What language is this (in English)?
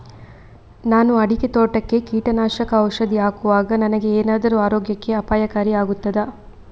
Kannada